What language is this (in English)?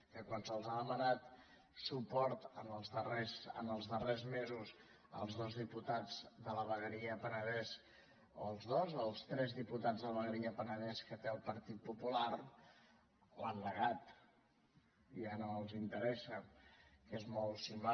Catalan